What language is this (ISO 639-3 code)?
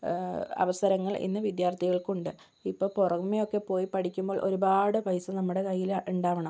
mal